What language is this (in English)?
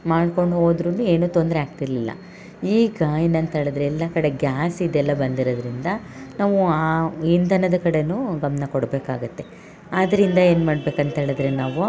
Kannada